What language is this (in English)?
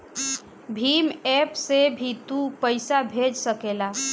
Bhojpuri